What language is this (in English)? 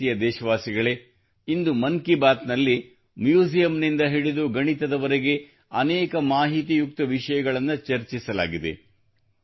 Kannada